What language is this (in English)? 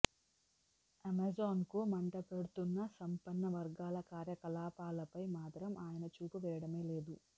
Telugu